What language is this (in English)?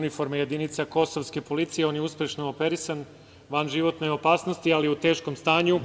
Serbian